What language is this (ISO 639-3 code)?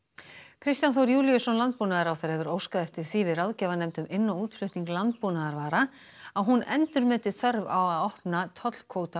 isl